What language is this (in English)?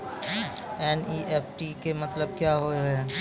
Maithili